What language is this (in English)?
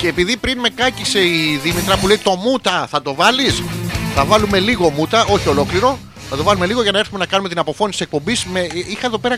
Greek